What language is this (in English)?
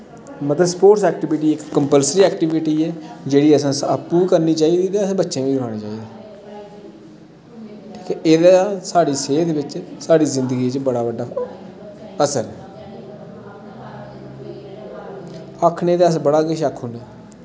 Dogri